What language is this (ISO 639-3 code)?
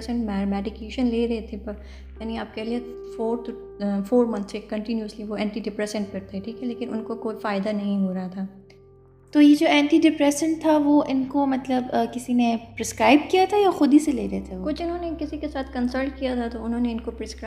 urd